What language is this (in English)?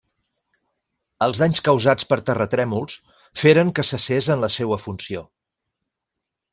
Catalan